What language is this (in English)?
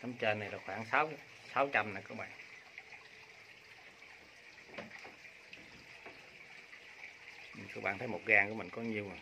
Vietnamese